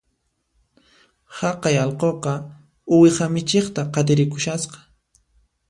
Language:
Puno Quechua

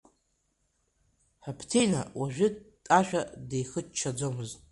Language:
Abkhazian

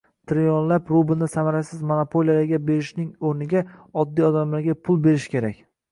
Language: Uzbek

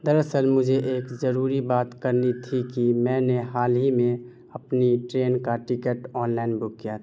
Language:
Urdu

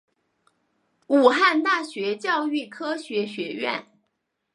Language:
Chinese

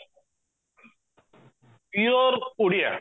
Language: Odia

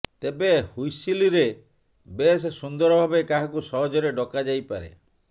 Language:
Odia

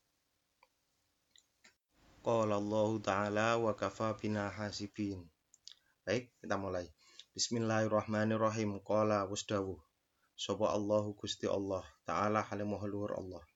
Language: Indonesian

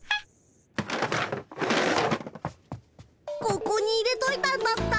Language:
Japanese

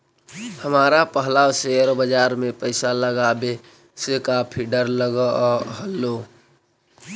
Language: Magahi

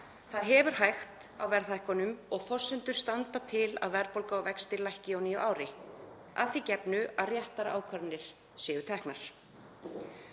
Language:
Icelandic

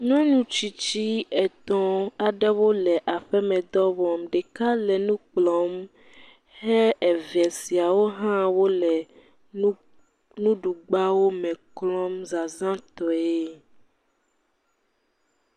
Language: Ewe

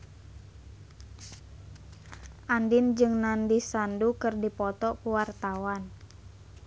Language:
Sundanese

